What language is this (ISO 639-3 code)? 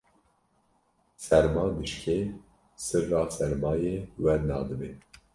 kur